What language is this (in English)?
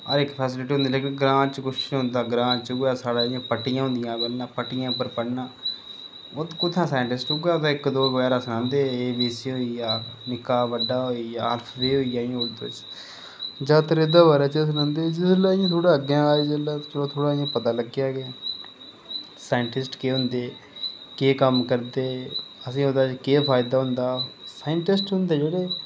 Dogri